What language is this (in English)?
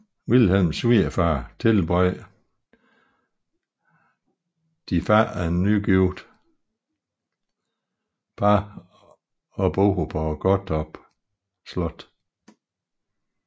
Danish